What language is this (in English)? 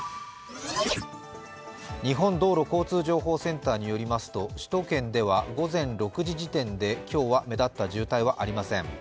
Japanese